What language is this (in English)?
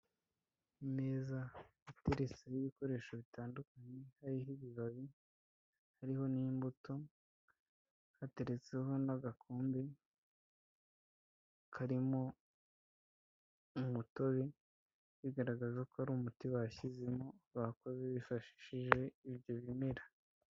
Kinyarwanda